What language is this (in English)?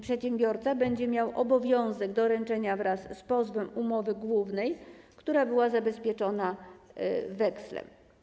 Polish